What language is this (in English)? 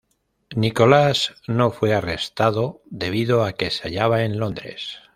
Spanish